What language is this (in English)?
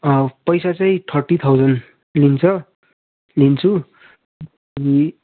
Nepali